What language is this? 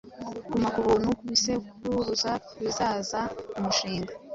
Kinyarwanda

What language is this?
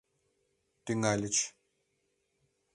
Mari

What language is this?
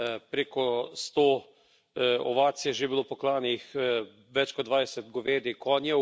Slovenian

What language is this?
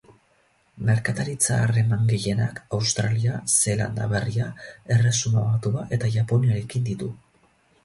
Basque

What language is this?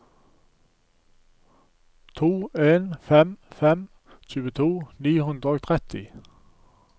Norwegian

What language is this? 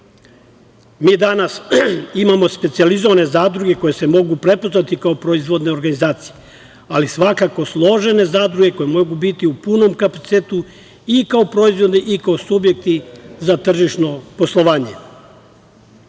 Serbian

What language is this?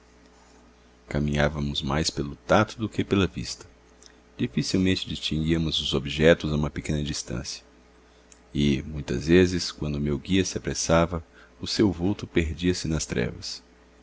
Portuguese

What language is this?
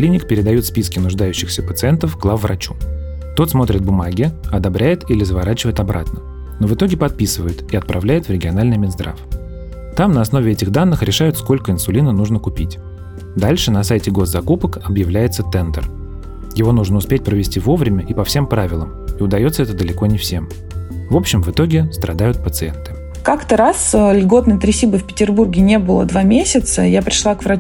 Russian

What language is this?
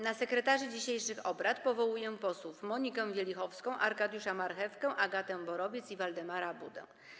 Polish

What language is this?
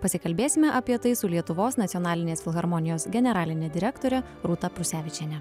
Lithuanian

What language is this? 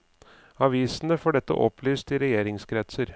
Norwegian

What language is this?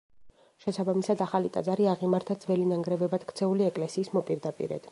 Georgian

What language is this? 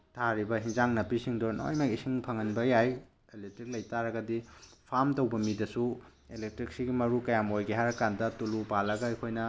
Manipuri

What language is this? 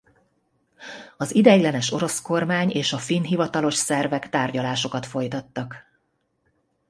Hungarian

